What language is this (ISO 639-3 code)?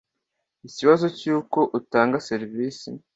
kin